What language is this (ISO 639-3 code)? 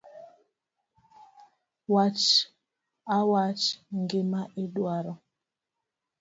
luo